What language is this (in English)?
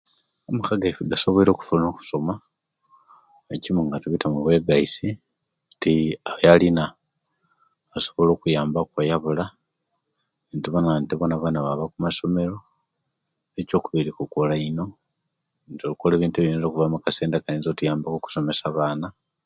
Kenyi